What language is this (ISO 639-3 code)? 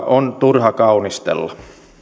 fin